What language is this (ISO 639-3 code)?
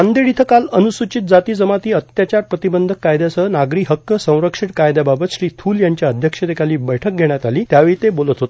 mar